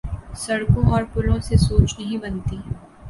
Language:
Urdu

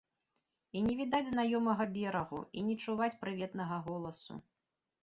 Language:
Belarusian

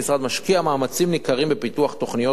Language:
Hebrew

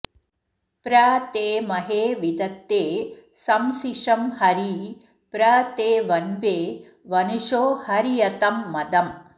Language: Sanskrit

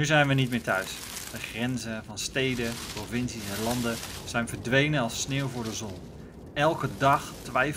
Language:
Dutch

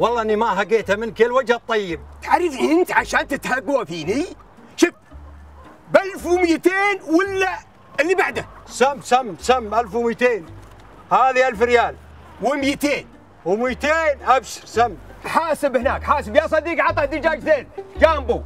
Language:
Arabic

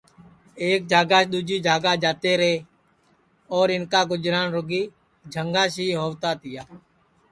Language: Sansi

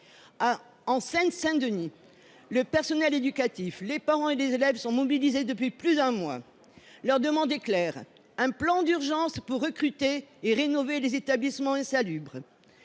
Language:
French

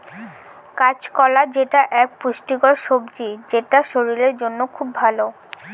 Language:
Bangla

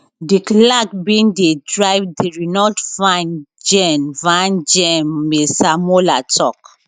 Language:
Nigerian Pidgin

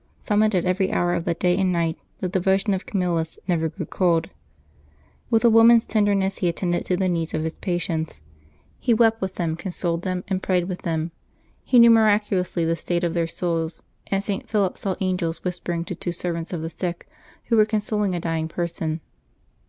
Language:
English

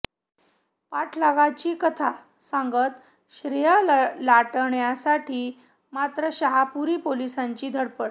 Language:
Marathi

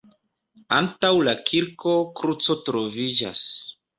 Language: Esperanto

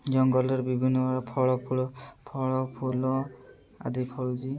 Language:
Odia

